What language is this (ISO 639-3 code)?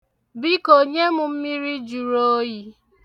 ibo